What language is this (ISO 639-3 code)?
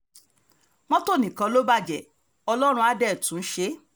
yor